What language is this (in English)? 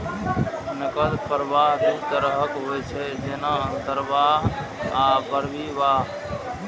Maithili